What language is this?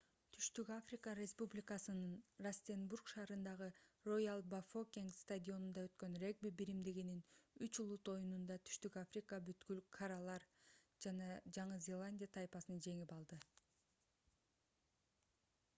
Kyrgyz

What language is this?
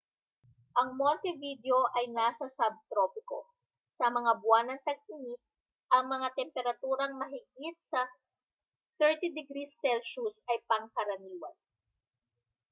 Filipino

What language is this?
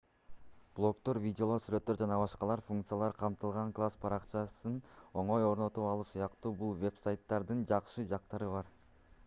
Kyrgyz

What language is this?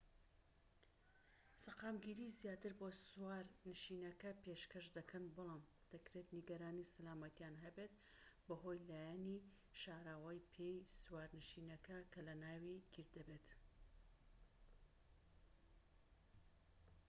Central Kurdish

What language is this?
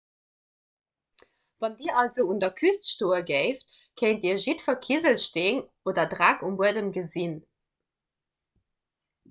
Luxembourgish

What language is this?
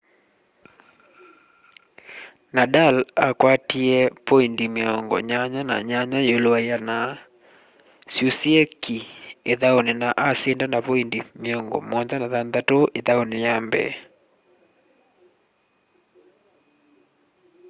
Kamba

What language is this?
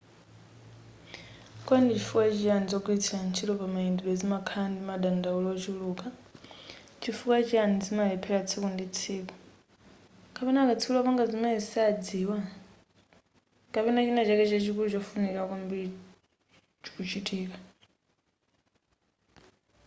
Nyanja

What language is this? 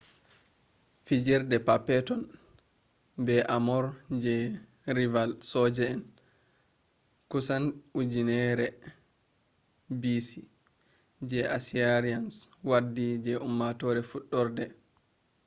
Fula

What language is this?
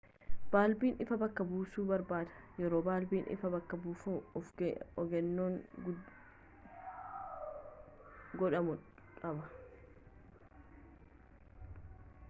Oromo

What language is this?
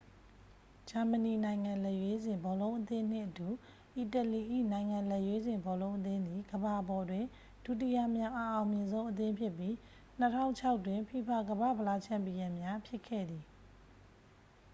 Burmese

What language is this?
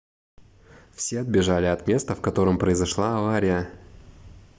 Russian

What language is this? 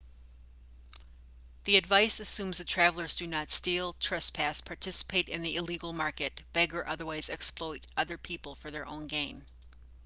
English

